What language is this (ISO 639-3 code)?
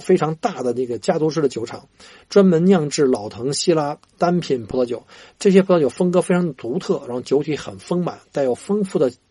zho